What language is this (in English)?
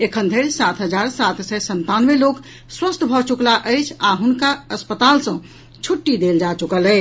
Maithili